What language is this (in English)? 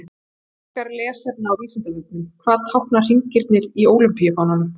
Icelandic